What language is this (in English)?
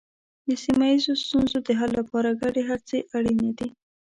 Pashto